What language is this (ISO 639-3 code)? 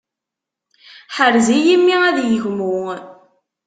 kab